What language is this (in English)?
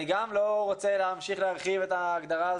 Hebrew